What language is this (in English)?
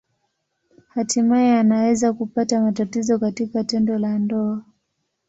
Swahili